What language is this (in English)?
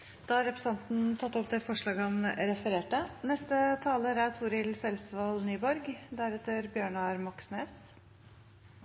Norwegian